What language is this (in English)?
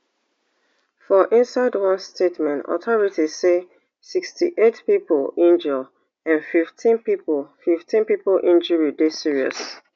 Nigerian Pidgin